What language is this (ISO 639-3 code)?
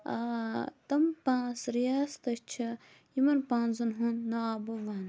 kas